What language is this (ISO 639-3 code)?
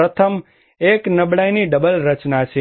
guj